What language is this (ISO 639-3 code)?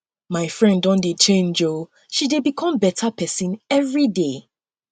pcm